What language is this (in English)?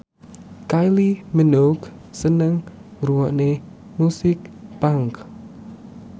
Javanese